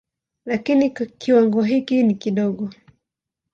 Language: Swahili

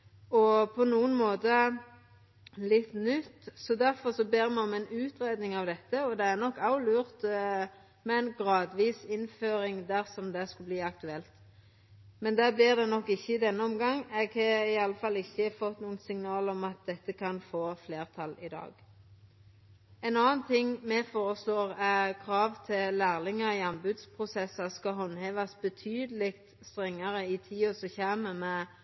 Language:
Norwegian Nynorsk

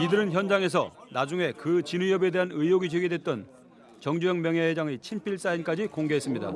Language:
Korean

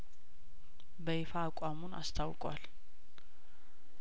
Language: Amharic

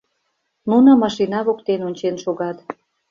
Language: Mari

